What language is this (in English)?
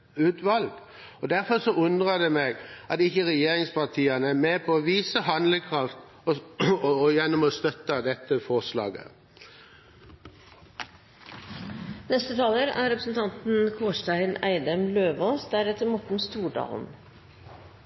Norwegian Bokmål